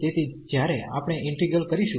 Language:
Gujarati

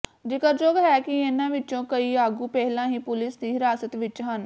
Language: Punjabi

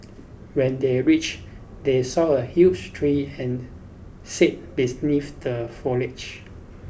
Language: English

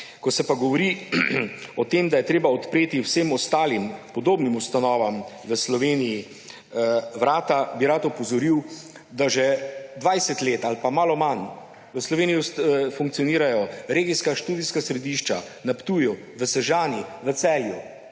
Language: Slovenian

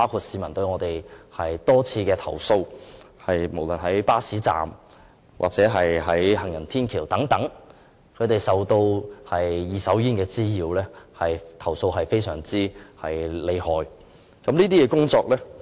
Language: Cantonese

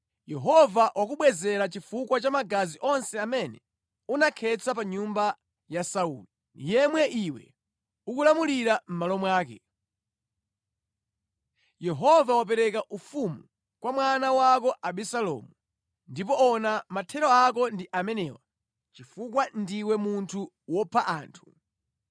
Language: Nyanja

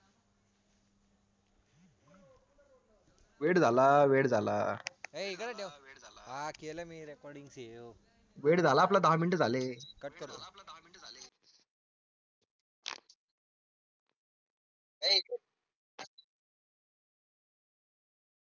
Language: Marathi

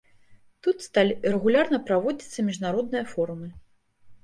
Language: Belarusian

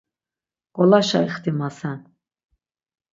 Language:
Laz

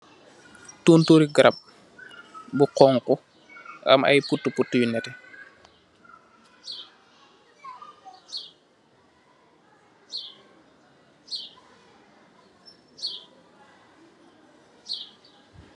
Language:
Wolof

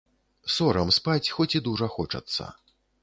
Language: Belarusian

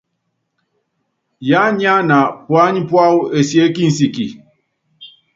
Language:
Yangben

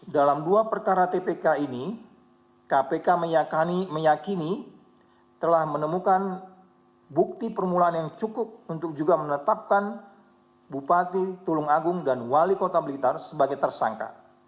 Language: Indonesian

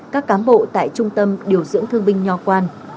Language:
Vietnamese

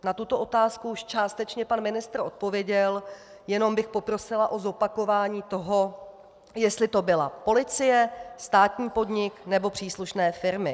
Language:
Czech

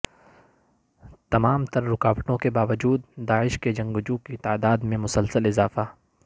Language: Urdu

